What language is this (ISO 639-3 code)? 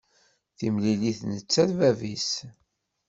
kab